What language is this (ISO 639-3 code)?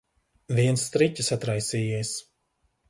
lav